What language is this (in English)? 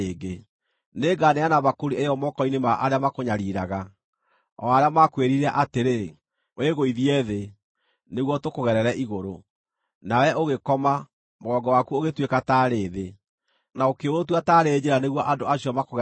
Kikuyu